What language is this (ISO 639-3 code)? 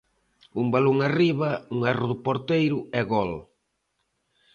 glg